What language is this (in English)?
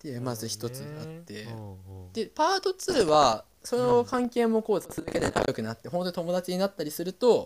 Japanese